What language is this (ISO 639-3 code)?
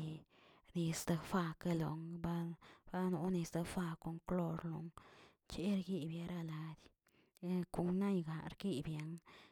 zts